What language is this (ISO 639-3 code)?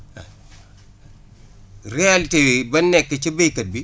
wol